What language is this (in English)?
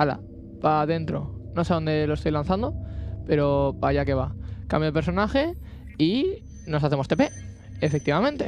Spanish